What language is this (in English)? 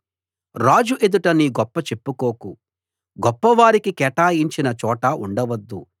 Telugu